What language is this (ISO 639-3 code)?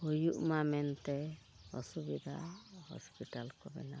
sat